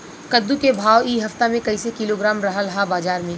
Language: Bhojpuri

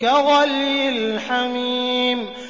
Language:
Arabic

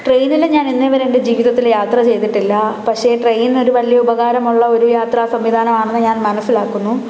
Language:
Malayalam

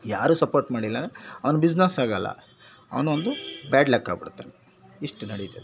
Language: Kannada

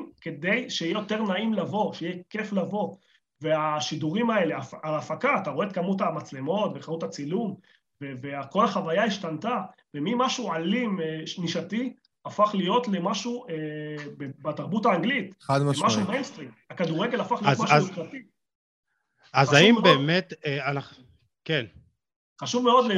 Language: Hebrew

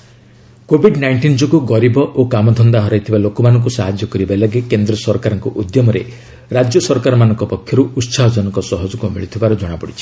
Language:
Odia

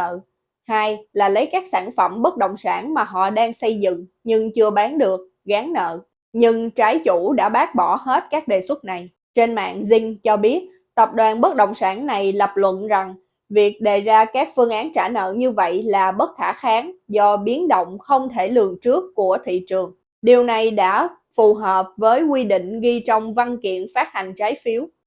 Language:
Vietnamese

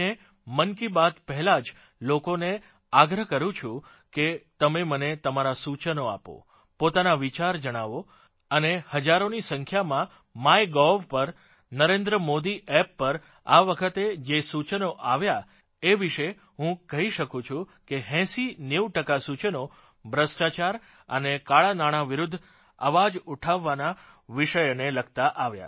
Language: Gujarati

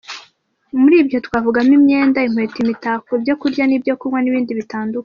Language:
Kinyarwanda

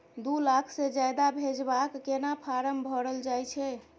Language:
Maithili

